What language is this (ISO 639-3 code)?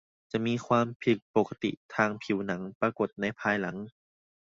tha